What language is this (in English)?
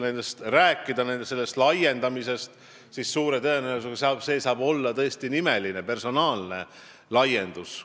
Estonian